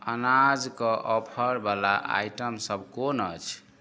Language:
Maithili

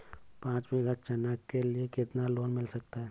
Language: Hindi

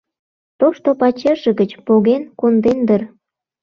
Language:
Mari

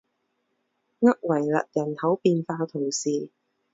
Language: Chinese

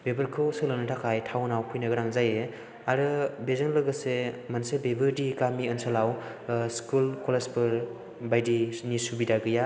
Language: Bodo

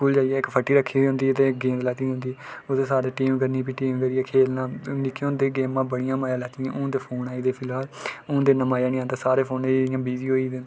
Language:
Dogri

